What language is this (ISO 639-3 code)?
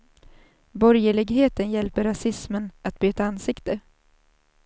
swe